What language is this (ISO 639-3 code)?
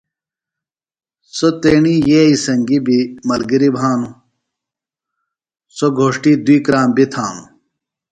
phl